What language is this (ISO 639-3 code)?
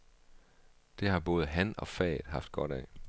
dan